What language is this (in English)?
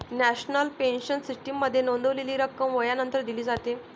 Marathi